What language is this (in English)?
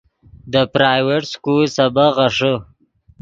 Yidgha